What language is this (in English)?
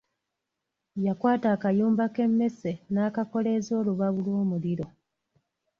Ganda